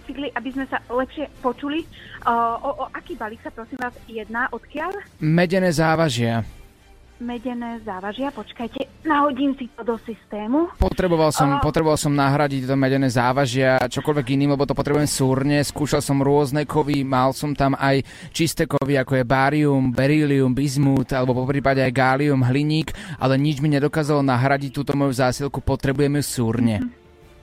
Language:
Slovak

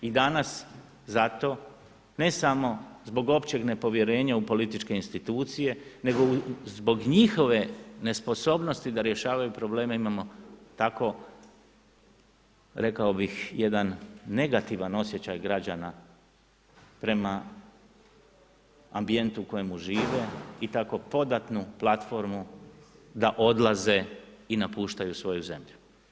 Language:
Croatian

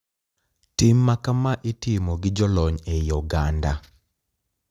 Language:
Luo (Kenya and Tanzania)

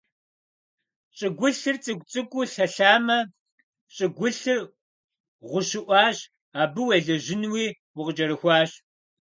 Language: Kabardian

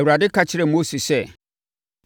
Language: Akan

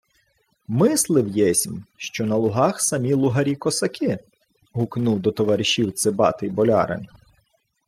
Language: Ukrainian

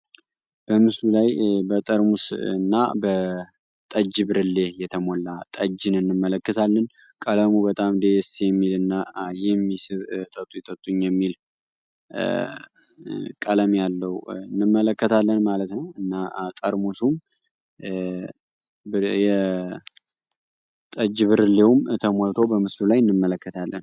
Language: Amharic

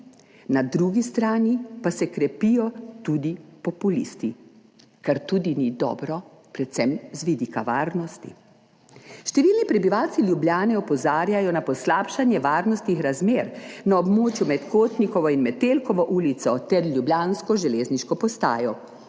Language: Slovenian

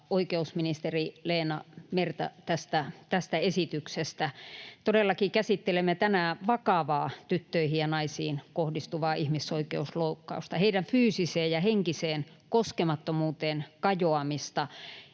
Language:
Finnish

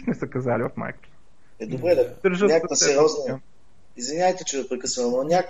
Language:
Bulgarian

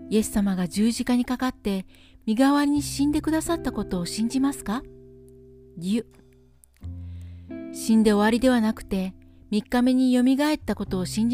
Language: Japanese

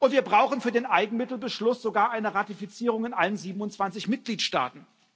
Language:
German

